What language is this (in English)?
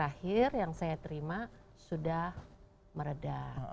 Indonesian